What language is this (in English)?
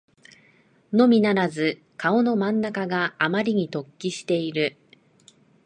Japanese